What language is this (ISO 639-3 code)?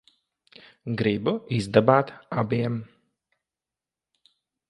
lav